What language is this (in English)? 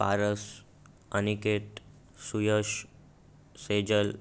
Marathi